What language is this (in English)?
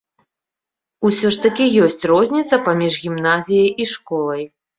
Belarusian